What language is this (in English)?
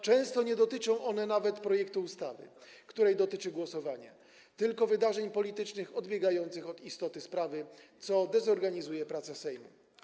Polish